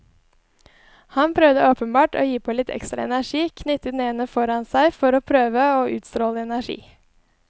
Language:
Norwegian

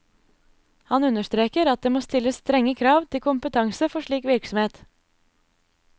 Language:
Norwegian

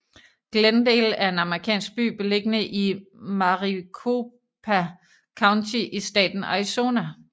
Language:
Danish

